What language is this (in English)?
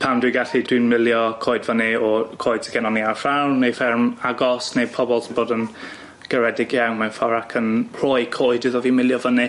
Welsh